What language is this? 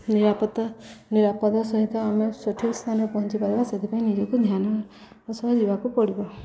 Odia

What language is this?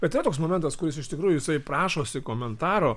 Lithuanian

